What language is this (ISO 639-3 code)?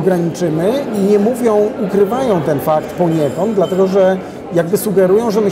pol